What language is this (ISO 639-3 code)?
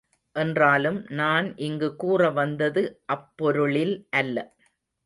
tam